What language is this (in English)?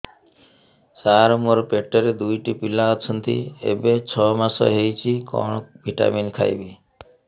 Odia